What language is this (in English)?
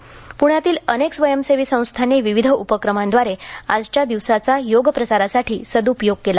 Marathi